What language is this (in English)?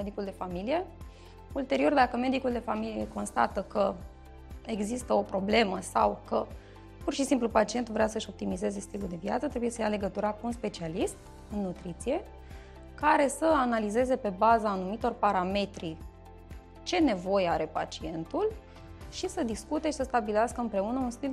Romanian